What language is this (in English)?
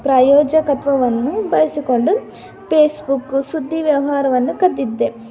Kannada